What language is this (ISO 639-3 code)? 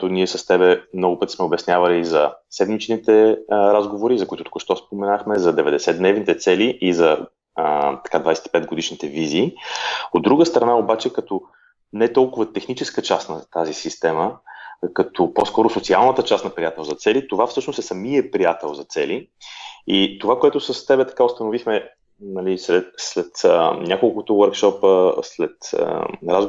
bul